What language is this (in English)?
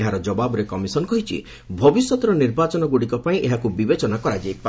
Odia